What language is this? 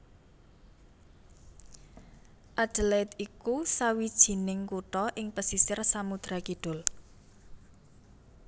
Javanese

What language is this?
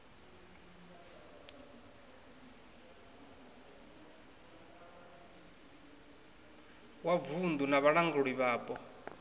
Venda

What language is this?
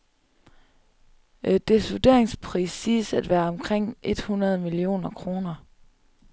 Danish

